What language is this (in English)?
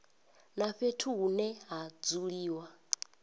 Venda